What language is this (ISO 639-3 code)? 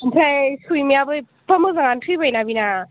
brx